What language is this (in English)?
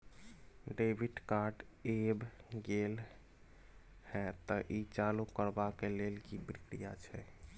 Maithili